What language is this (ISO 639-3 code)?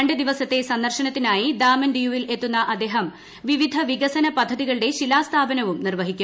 mal